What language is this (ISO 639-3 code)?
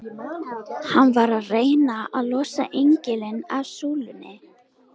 isl